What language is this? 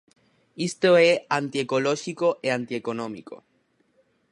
Galician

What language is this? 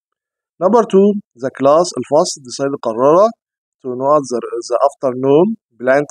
Arabic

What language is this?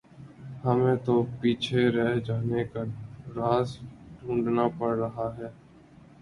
Urdu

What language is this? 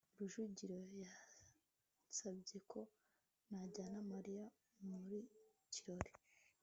Kinyarwanda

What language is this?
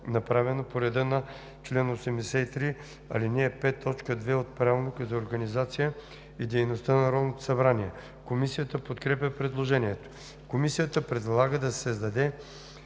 Bulgarian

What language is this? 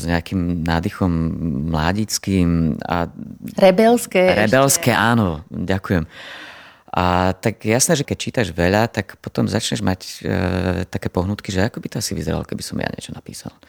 Slovak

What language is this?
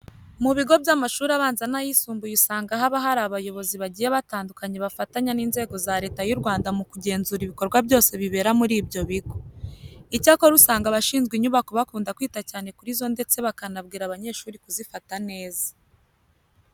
Kinyarwanda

